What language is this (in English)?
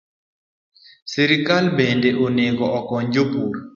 Luo (Kenya and Tanzania)